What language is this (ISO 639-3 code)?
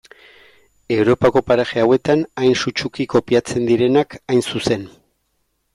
eus